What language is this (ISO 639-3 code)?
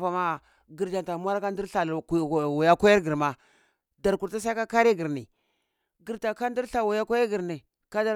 ckl